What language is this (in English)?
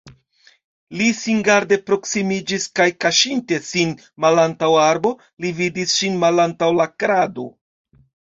Esperanto